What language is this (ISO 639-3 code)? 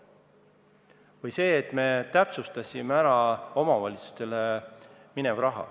est